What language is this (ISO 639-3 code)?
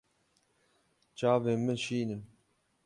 kur